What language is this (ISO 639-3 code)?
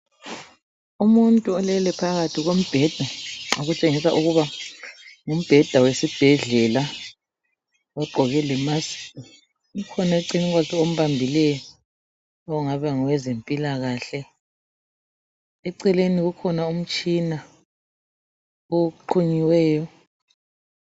nde